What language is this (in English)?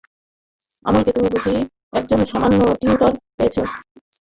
Bangla